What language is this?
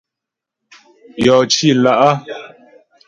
Ghomala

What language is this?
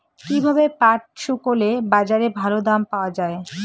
Bangla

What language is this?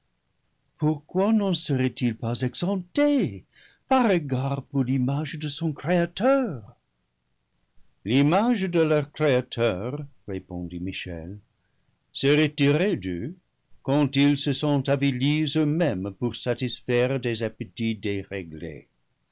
French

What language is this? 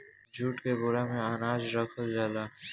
Bhojpuri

